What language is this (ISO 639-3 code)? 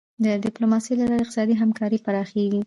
pus